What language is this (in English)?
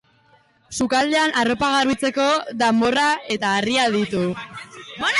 Basque